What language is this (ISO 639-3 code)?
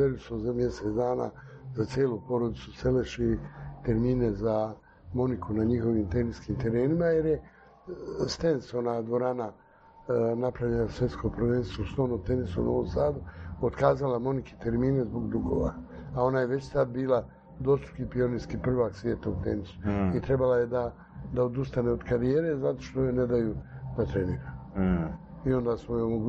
hrv